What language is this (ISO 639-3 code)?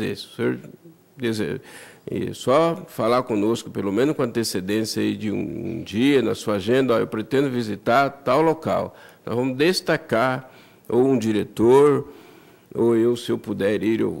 por